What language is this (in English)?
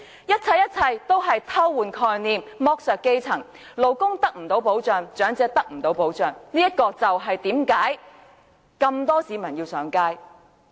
Cantonese